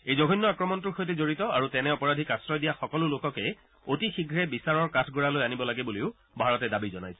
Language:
Assamese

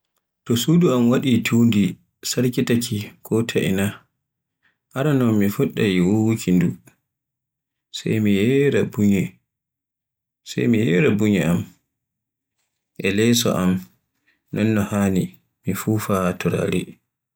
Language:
Borgu Fulfulde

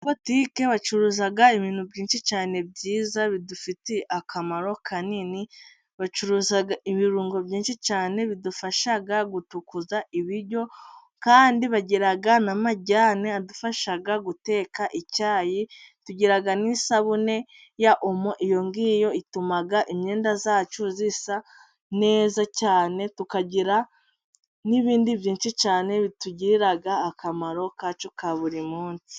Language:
Kinyarwanda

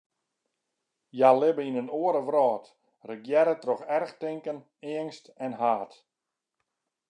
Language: Western Frisian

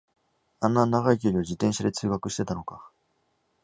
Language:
Japanese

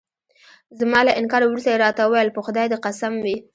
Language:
Pashto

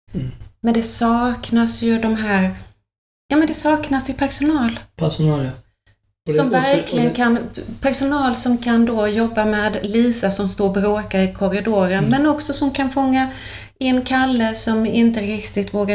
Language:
Swedish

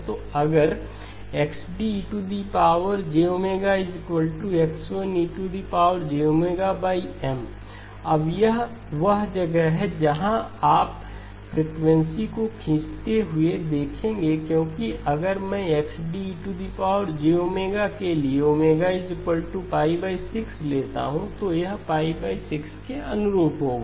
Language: Hindi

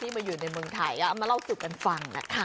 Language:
Thai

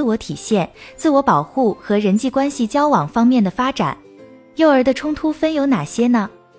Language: Chinese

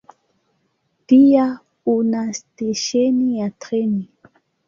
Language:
Swahili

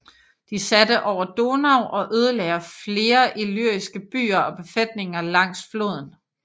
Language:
Danish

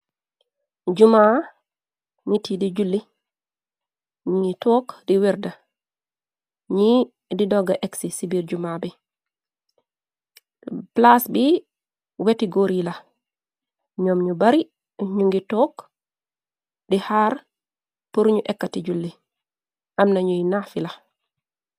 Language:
Wolof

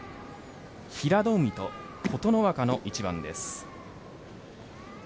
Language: Japanese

